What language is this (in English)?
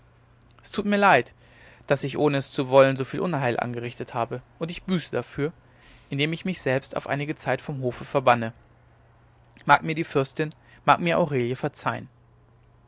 German